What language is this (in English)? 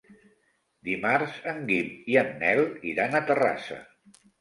Catalan